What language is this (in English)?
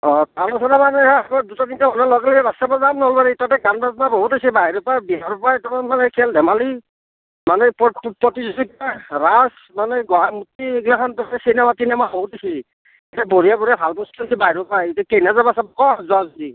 Assamese